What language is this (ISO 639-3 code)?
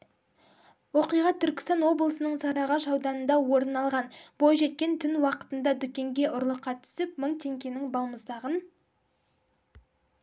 kaz